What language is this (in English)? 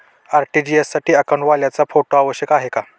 Marathi